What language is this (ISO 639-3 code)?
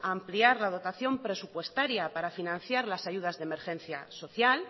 spa